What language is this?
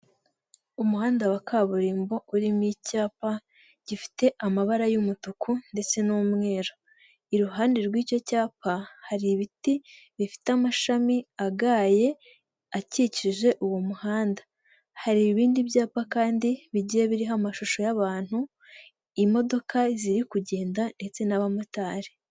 Kinyarwanda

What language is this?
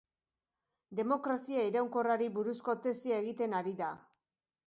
Basque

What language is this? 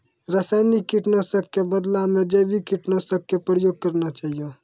Maithili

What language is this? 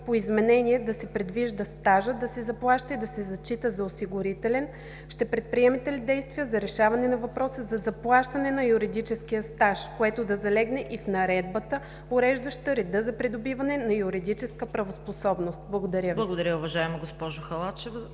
Bulgarian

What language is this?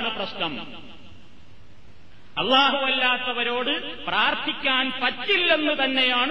Malayalam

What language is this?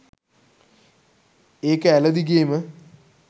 Sinhala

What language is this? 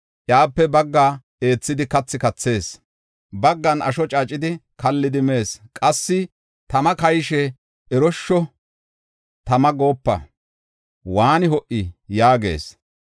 Gofa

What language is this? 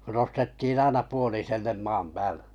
Finnish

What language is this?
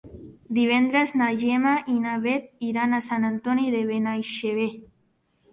Catalan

